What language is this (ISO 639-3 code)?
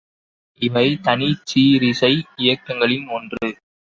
tam